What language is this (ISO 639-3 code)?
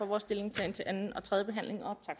dan